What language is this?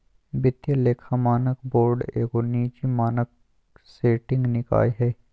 Magahi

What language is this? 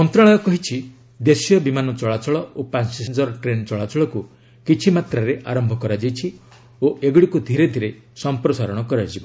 Odia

